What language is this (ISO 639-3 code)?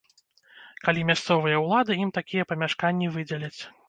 bel